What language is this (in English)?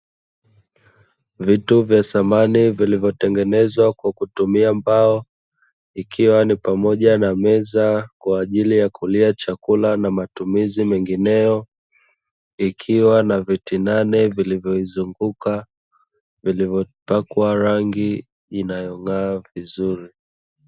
Swahili